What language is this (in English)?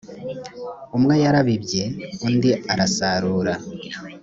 Kinyarwanda